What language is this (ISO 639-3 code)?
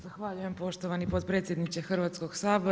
hrv